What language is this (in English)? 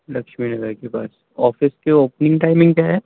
Urdu